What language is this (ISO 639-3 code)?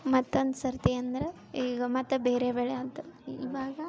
kan